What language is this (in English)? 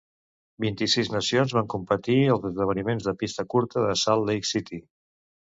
Catalan